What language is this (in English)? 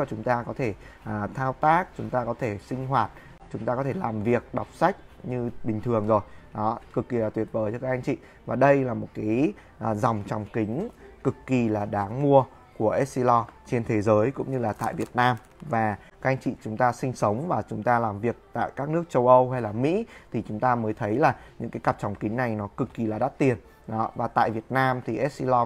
Vietnamese